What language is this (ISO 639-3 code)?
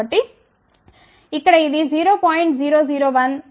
tel